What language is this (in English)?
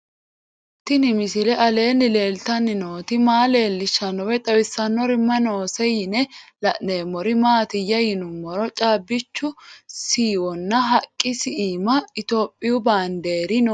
Sidamo